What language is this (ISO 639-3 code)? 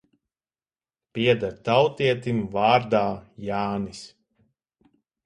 lav